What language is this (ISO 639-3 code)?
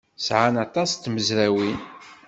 kab